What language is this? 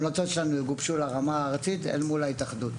Hebrew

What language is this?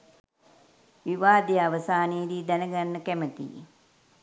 Sinhala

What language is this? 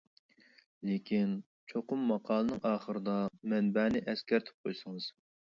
Uyghur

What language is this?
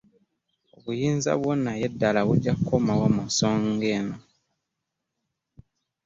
Ganda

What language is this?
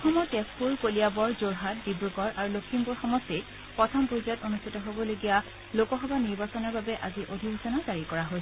Assamese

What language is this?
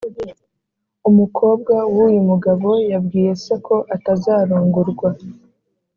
Kinyarwanda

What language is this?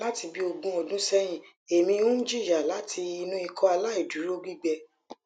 Yoruba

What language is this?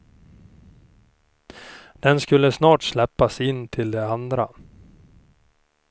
Swedish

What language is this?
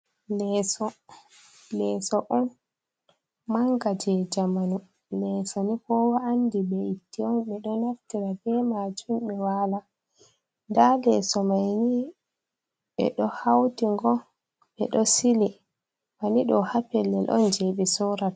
Fula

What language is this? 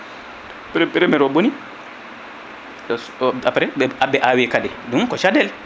Fula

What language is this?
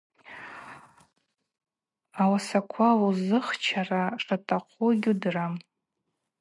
Abaza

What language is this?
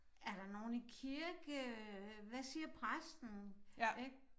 Danish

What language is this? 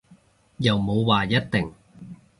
Cantonese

